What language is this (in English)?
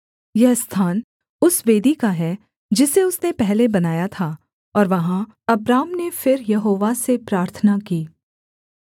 Hindi